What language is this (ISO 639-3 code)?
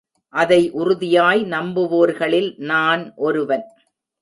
tam